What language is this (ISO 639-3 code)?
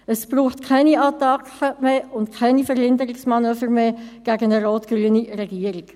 gsw